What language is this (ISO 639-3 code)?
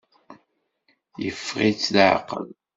kab